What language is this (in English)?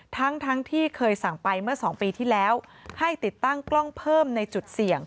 Thai